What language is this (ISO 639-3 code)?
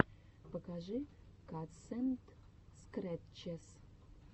rus